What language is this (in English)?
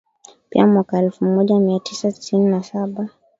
Swahili